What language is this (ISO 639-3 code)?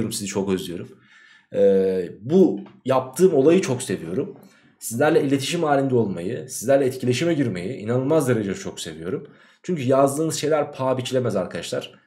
tur